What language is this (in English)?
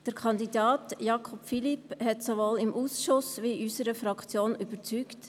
Swiss German